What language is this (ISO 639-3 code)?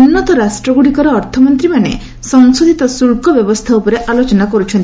ori